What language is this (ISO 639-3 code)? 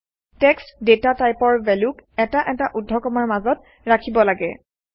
asm